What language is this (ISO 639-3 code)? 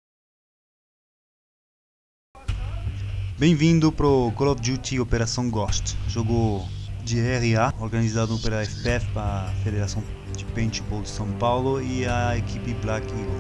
por